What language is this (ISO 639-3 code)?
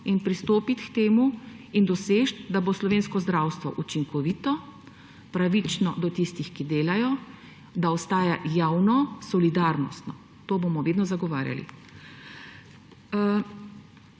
slv